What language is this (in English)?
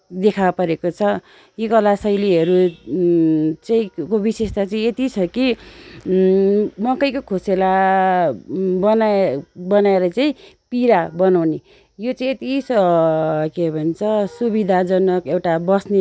Nepali